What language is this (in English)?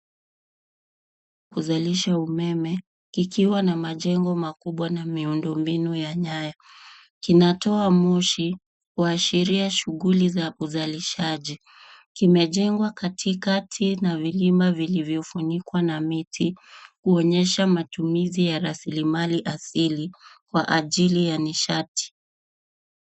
Swahili